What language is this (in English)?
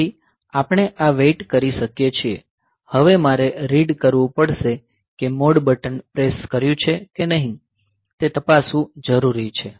Gujarati